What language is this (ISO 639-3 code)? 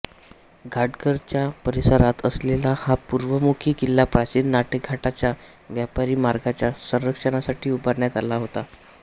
mar